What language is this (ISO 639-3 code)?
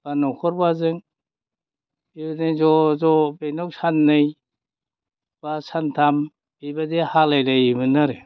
brx